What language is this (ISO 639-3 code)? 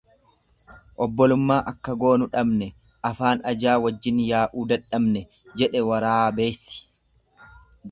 orm